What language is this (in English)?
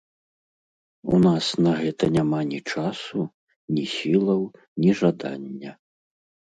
Belarusian